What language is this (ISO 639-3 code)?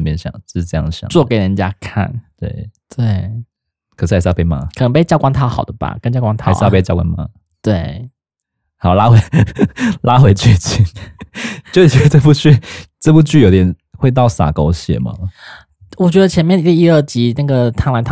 zho